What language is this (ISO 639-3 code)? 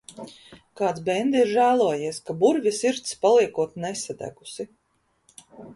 lav